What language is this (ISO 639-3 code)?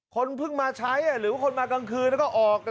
tha